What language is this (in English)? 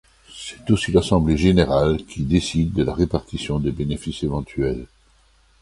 French